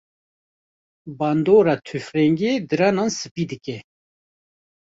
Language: Kurdish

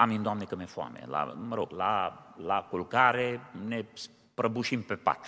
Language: Romanian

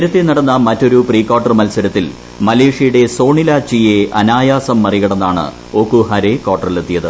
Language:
Malayalam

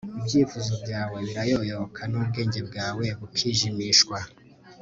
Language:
Kinyarwanda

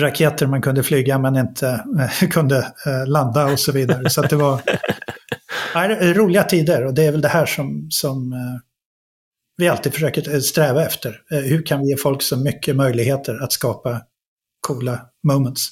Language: Swedish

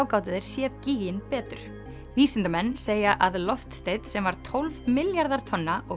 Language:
Icelandic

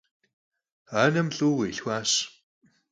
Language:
Kabardian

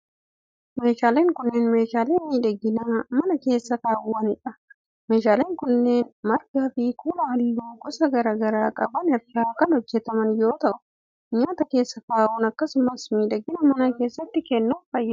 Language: Oromo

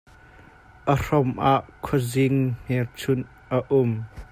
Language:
Hakha Chin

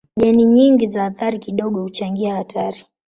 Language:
Swahili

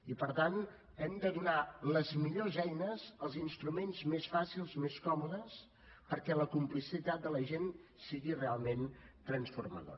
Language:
Catalan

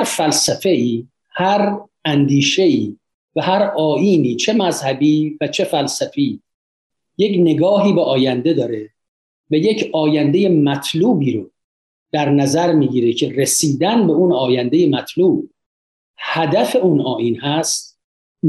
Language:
Persian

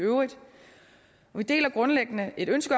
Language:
Danish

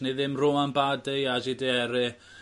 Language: Welsh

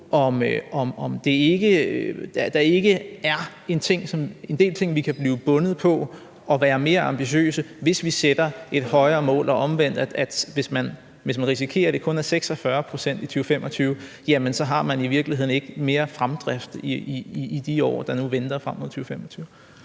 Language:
Danish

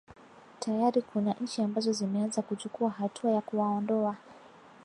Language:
Swahili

